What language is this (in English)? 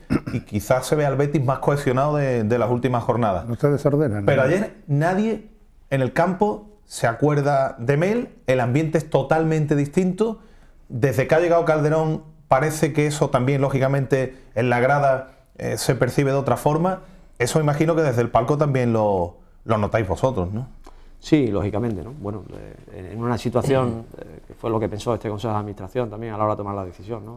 Spanish